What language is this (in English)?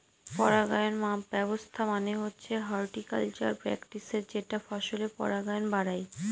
Bangla